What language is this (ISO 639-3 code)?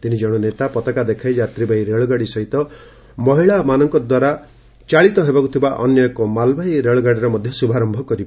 ori